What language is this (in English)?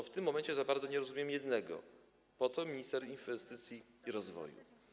Polish